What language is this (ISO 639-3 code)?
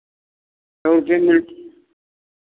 hin